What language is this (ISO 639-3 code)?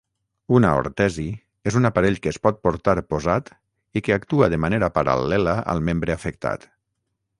cat